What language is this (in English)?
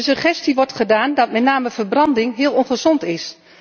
Dutch